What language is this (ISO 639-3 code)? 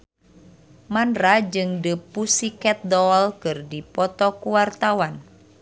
sun